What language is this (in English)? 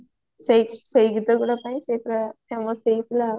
Odia